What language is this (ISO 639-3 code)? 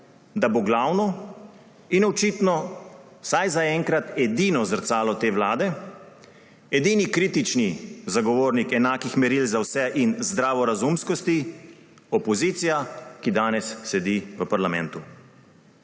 slv